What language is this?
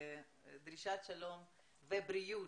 Hebrew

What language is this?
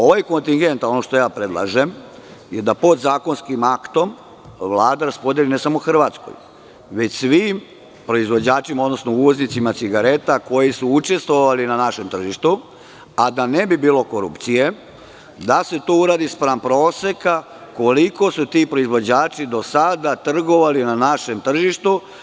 Serbian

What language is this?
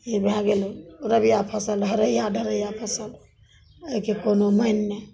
Maithili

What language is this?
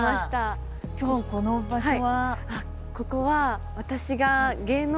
Japanese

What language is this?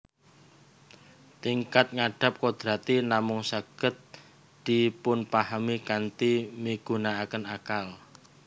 Javanese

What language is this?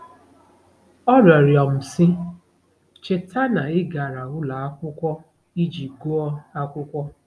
Igbo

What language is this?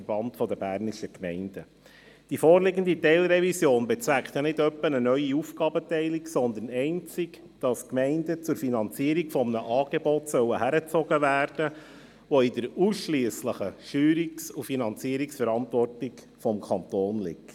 Swiss German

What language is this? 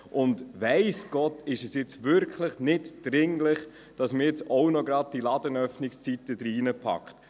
Swiss German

